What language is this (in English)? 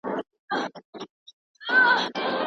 Pashto